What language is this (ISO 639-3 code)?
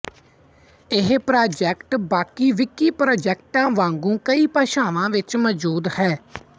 pan